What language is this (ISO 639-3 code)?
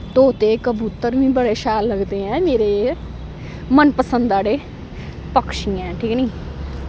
doi